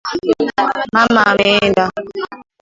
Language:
Swahili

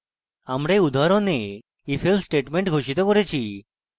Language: Bangla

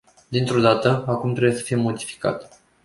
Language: Romanian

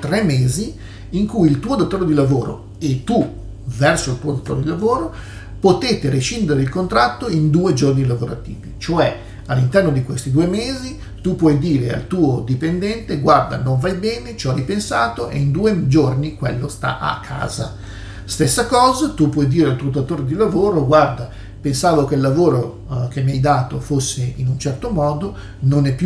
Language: Italian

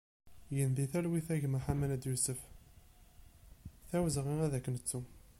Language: Kabyle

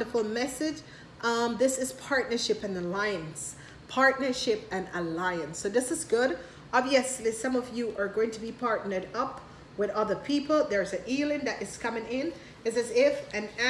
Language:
English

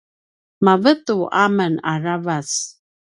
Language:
Paiwan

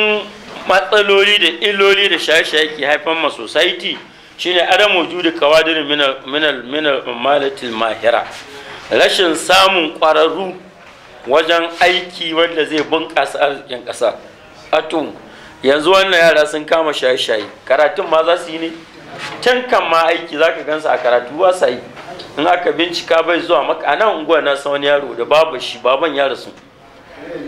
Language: Arabic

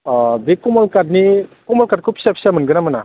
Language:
Bodo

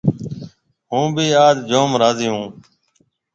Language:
Marwari (Pakistan)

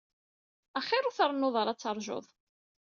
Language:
Kabyle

